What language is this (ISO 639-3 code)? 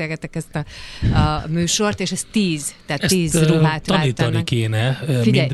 hun